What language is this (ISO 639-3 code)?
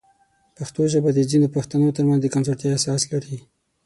pus